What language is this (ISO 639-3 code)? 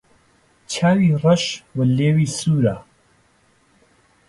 ckb